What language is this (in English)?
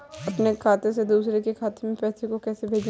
Hindi